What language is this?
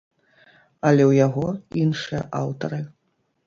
Belarusian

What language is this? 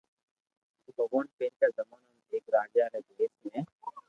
Loarki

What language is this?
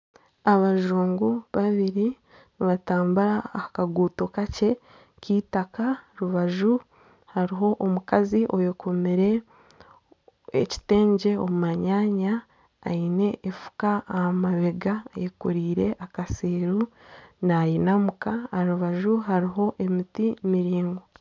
Nyankole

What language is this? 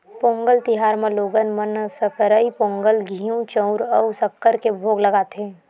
Chhattisgarhi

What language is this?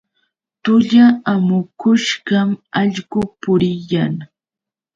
Yauyos Quechua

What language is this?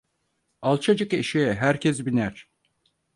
Turkish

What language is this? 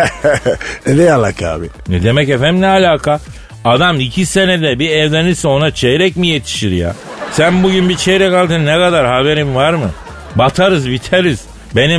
Turkish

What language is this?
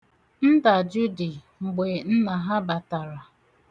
Igbo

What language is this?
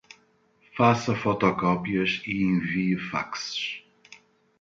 Portuguese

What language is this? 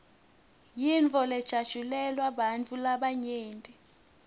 Swati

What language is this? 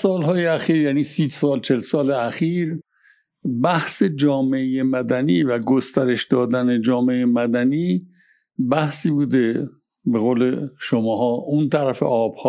Persian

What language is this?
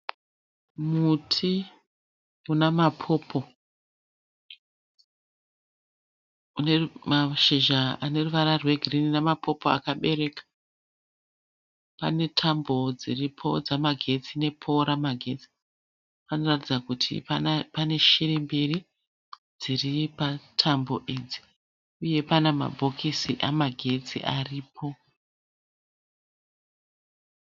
Shona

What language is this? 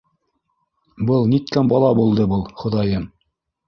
Bashkir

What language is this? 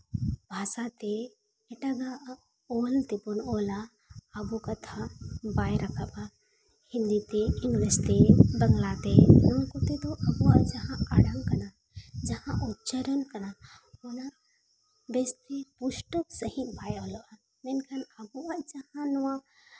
Santali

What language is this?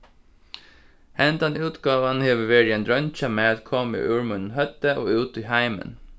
Faroese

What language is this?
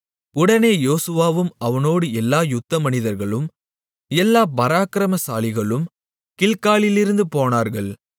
Tamil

